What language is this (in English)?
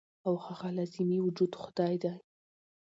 Pashto